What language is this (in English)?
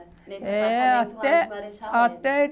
Portuguese